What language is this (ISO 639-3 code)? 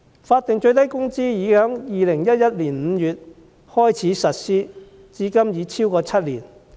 yue